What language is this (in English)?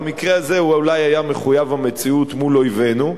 Hebrew